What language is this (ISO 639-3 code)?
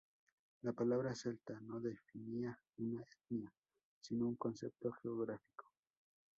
spa